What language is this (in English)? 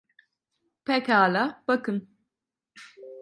Turkish